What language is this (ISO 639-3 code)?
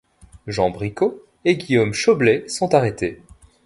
fra